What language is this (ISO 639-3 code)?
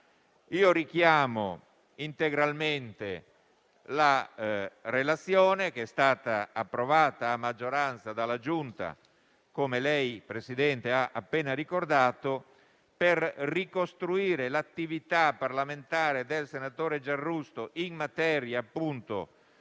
ita